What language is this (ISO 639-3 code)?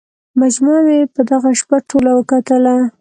pus